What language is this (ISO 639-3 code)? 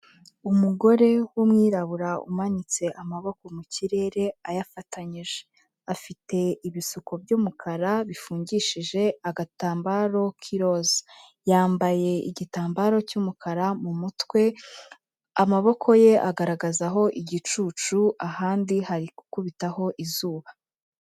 kin